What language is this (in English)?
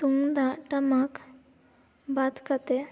Santali